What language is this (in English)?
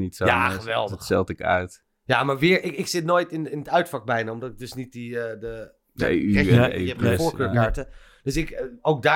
Dutch